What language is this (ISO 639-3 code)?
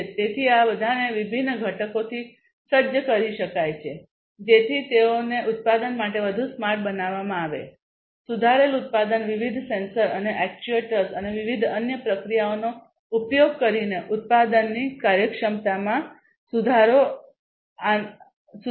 guj